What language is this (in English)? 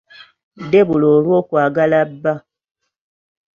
Ganda